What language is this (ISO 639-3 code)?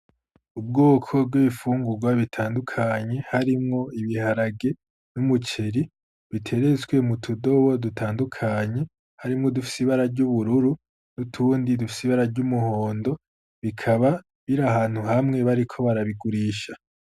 run